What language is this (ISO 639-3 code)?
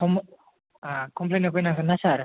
brx